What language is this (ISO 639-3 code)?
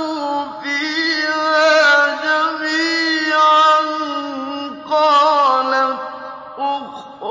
ara